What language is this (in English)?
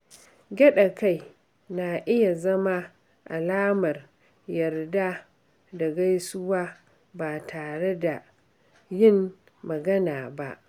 Hausa